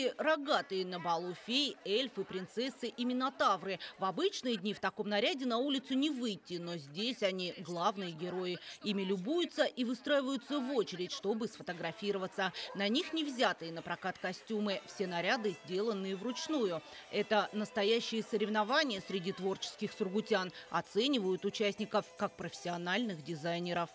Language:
Russian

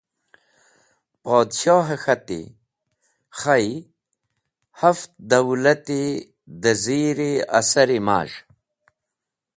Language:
Wakhi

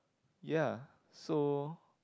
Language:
English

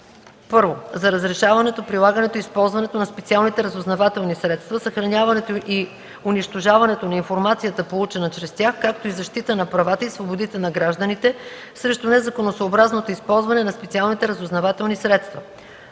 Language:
Bulgarian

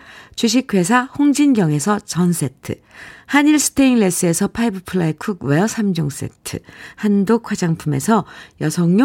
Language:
Korean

